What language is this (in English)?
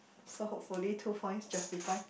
English